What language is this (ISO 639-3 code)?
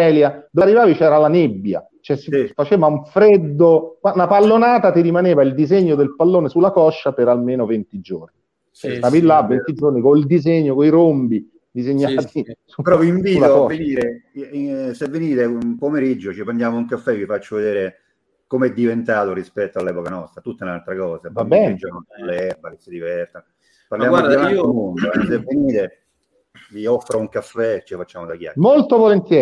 ita